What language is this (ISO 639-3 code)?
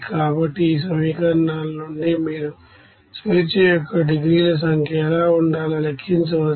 tel